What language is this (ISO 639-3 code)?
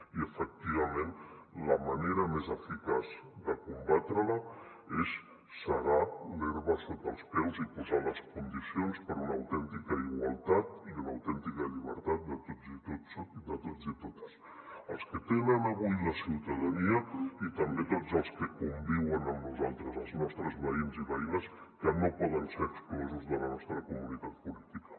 cat